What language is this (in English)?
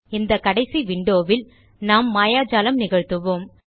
Tamil